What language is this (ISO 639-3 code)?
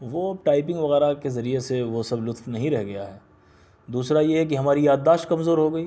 urd